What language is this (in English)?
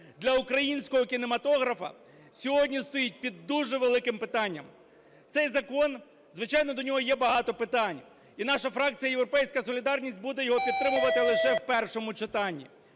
Ukrainian